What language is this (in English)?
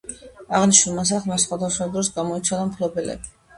Georgian